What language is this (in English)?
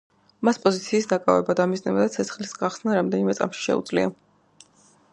Georgian